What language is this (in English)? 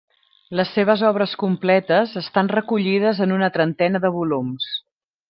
Catalan